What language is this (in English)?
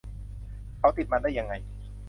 Thai